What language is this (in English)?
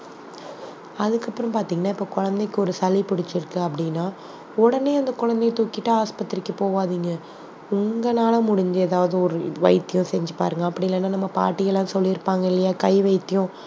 Tamil